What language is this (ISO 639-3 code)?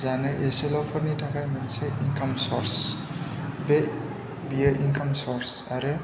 brx